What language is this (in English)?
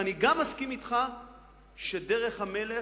Hebrew